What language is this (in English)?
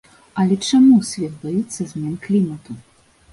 Belarusian